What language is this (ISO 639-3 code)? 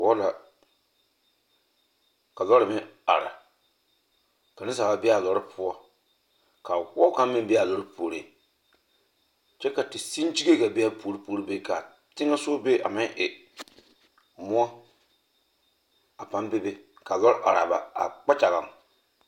dga